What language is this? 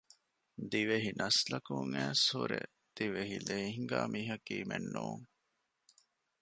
Divehi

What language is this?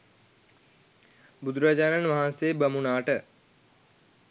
Sinhala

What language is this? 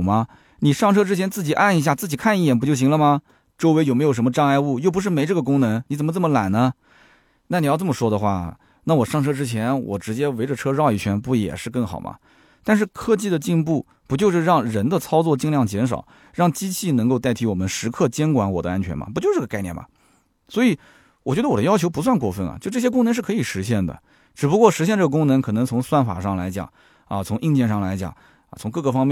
Chinese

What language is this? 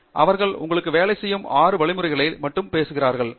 Tamil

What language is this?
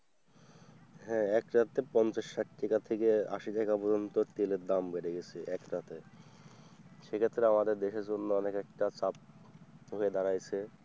Bangla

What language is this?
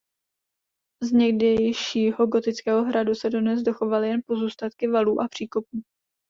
Czech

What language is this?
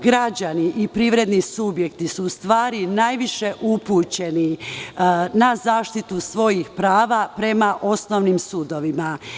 Serbian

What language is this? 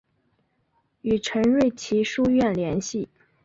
Chinese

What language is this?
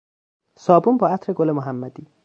Persian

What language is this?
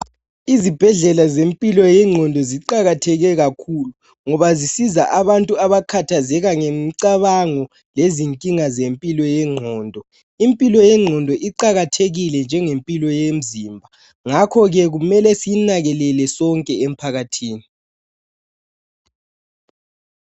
North Ndebele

